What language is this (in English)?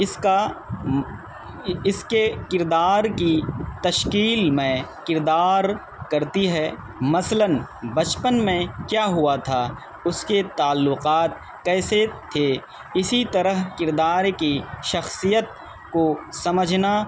Urdu